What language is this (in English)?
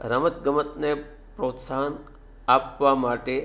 Gujarati